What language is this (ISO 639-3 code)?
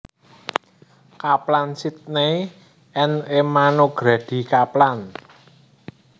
jav